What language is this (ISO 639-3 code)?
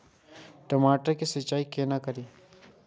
mai